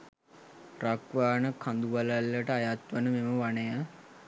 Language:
Sinhala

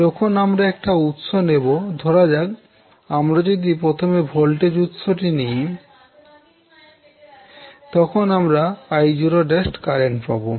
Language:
Bangla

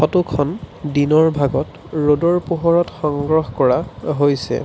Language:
Assamese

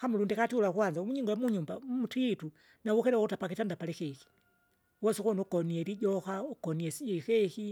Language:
Kinga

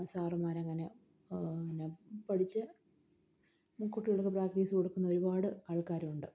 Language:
Malayalam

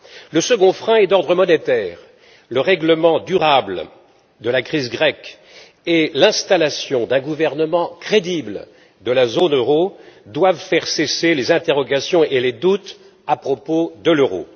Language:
French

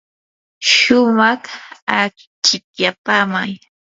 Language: Yanahuanca Pasco Quechua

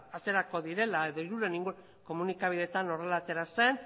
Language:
Basque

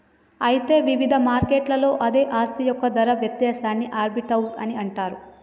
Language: Telugu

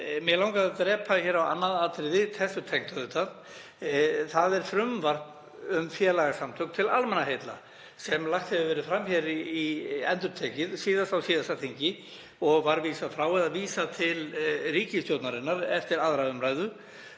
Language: Icelandic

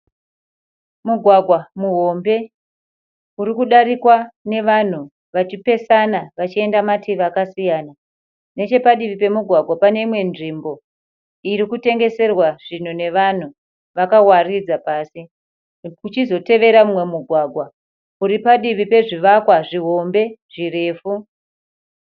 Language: Shona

